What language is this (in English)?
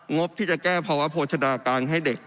Thai